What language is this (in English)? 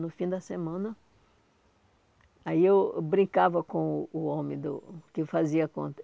Portuguese